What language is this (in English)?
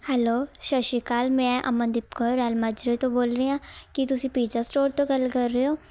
Punjabi